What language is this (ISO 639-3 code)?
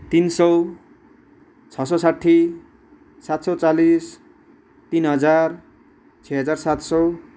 nep